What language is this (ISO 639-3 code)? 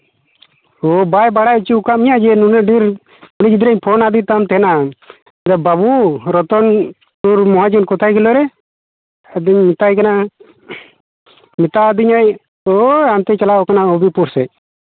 sat